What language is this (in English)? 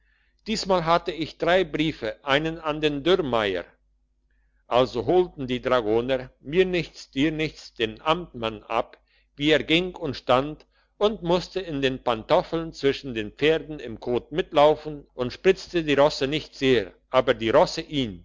German